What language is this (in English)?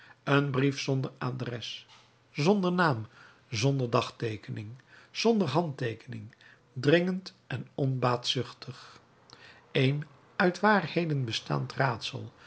Dutch